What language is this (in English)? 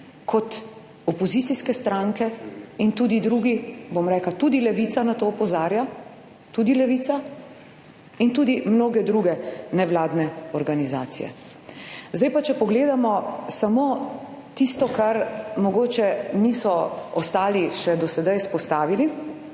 Slovenian